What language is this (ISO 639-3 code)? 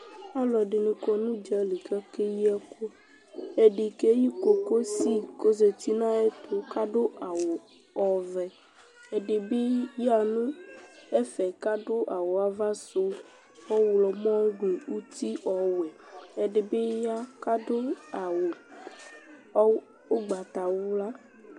kpo